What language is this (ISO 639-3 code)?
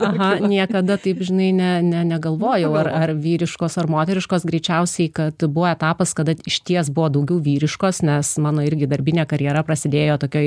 lit